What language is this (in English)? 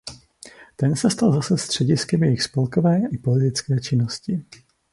Czech